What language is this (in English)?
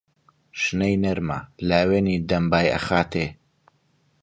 Central Kurdish